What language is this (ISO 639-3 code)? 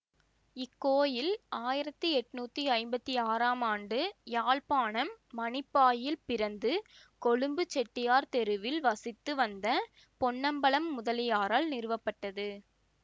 tam